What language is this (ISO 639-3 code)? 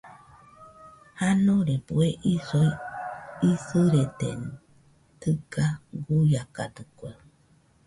hux